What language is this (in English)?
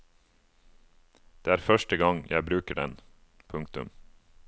Norwegian